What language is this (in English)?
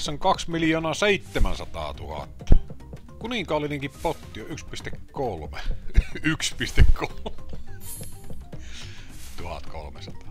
Finnish